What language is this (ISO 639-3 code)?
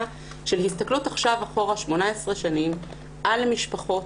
heb